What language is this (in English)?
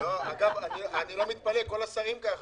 Hebrew